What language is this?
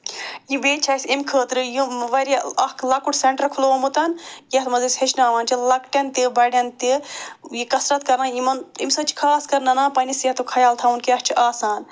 Kashmiri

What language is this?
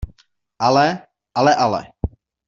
Czech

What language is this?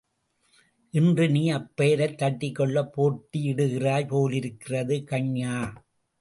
Tamil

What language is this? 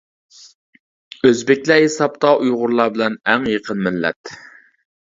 Uyghur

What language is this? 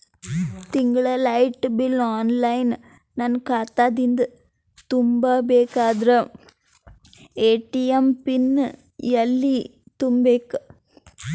Kannada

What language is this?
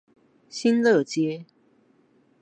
Chinese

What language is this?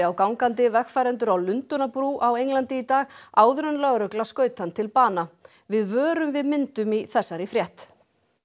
Icelandic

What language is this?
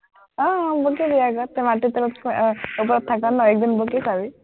Assamese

